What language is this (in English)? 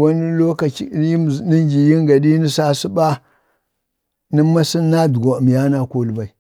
Bade